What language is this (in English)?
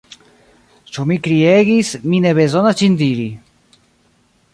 Esperanto